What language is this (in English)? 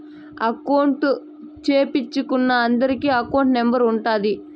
Telugu